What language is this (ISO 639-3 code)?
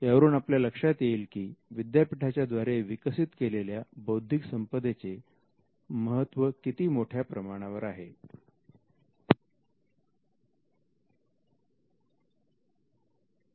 mar